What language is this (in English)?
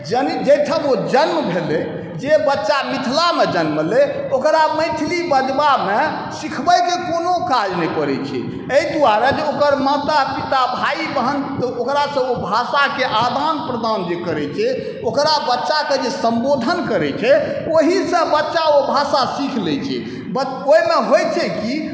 Maithili